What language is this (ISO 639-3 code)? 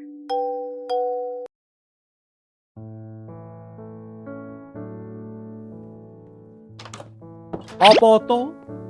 kor